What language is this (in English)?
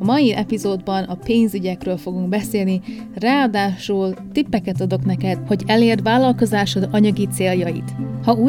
Hungarian